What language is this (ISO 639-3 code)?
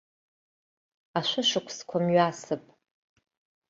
abk